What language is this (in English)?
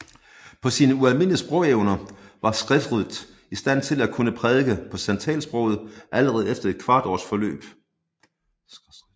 Danish